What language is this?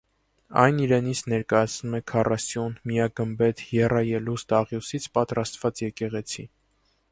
Armenian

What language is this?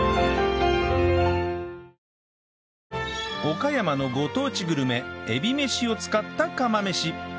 Japanese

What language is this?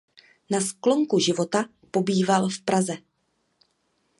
Czech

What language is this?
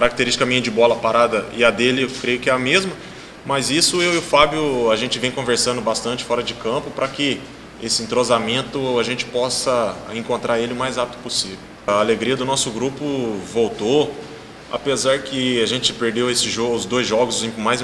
Portuguese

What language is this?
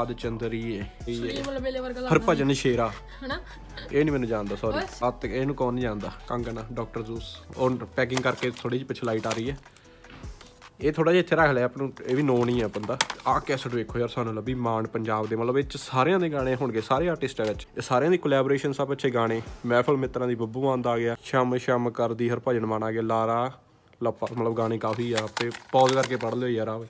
Punjabi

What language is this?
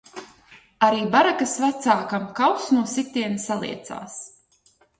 Latvian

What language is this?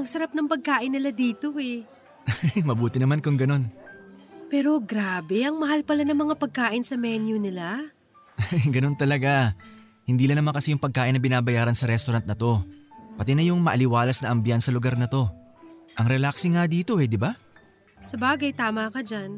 Filipino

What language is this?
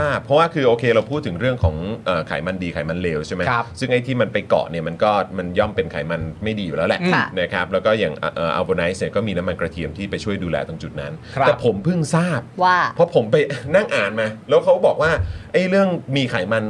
Thai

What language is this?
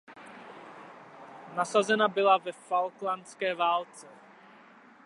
Czech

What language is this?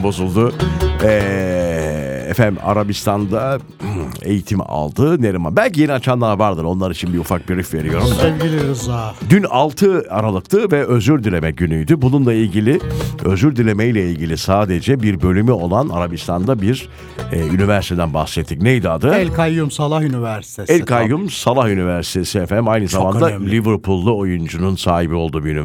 Turkish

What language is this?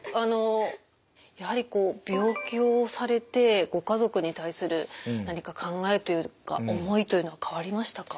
Japanese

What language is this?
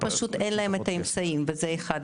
Hebrew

